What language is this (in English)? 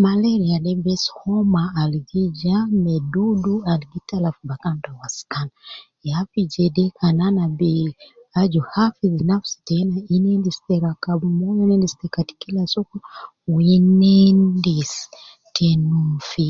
Nubi